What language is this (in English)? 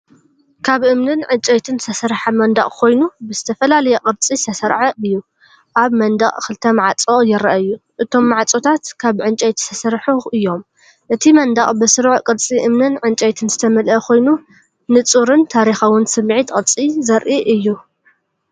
Tigrinya